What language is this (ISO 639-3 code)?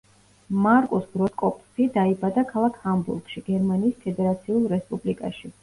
kat